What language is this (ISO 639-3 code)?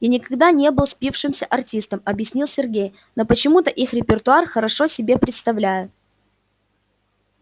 rus